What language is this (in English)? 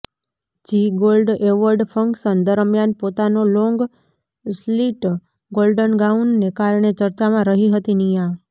Gujarati